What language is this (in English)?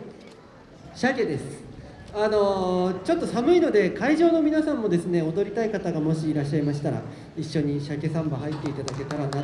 Japanese